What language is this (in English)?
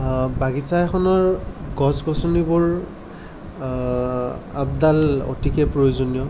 Assamese